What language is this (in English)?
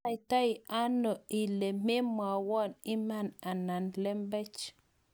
Kalenjin